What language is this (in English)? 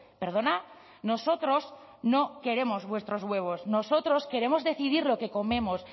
Spanish